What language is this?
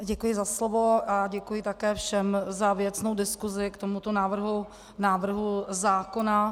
Czech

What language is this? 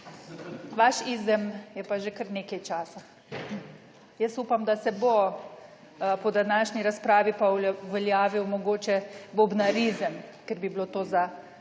Slovenian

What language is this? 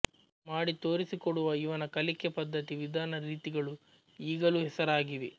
Kannada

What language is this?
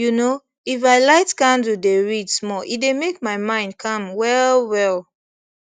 Nigerian Pidgin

